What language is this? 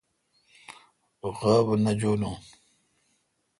Kalkoti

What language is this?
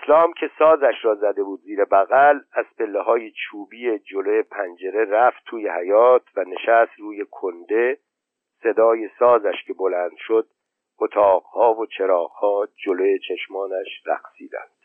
Persian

